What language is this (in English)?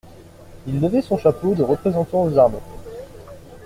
French